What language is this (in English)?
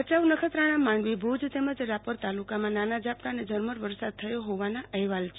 Gujarati